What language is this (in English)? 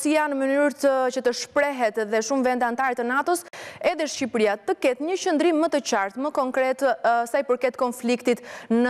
Romanian